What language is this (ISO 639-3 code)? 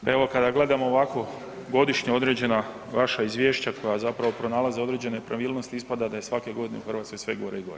hrv